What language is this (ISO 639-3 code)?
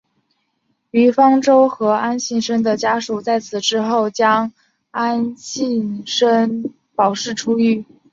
zho